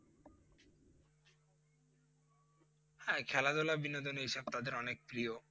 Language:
Bangla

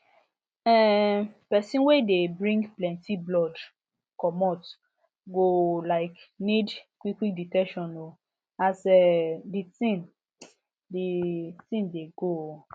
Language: Nigerian Pidgin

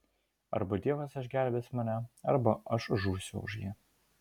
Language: Lithuanian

